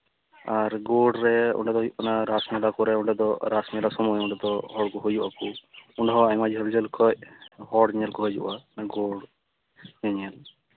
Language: Santali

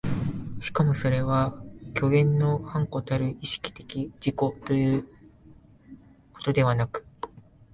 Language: Japanese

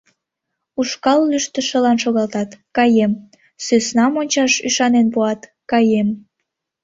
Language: Mari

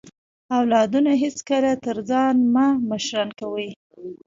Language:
Pashto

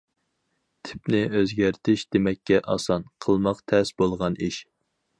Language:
Uyghur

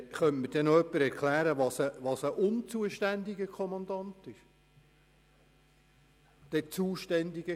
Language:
Swiss German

